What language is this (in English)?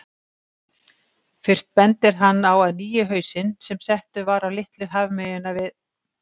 Icelandic